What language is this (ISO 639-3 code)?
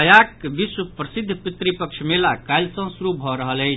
mai